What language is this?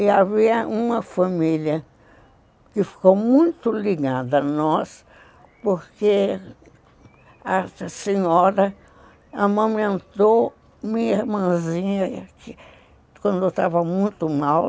Portuguese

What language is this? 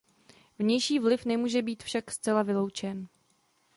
Czech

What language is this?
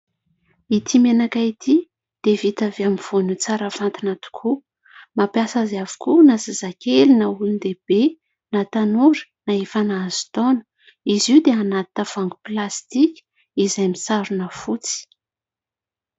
Malagasy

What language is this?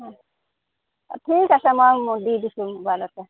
Assamese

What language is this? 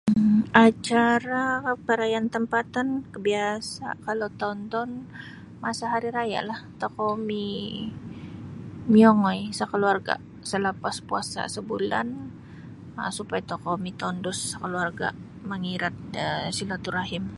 Sabah Bisaya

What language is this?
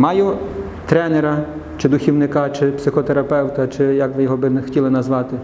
Ukrainian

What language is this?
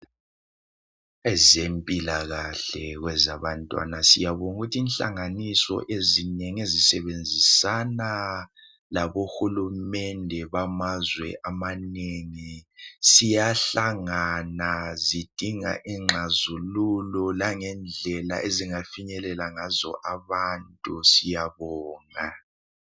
North Ndebele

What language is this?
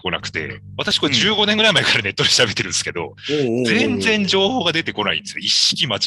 Japanese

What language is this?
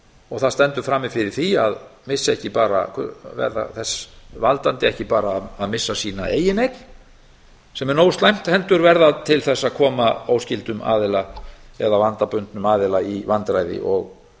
Icelandic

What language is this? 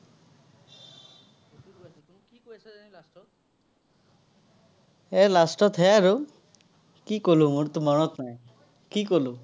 Assamese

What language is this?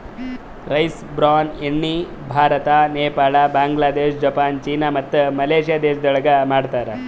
Kannada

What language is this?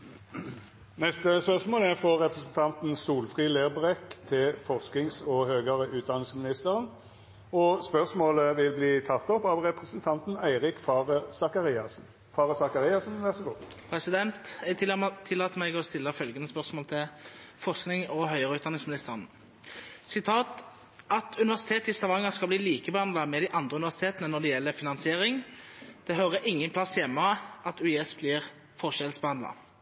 Norwegian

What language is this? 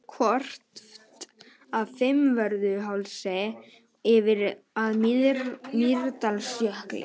Icelandic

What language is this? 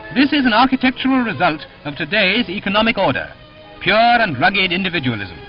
English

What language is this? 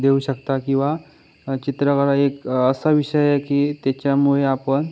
Marathi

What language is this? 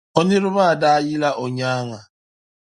Dagbani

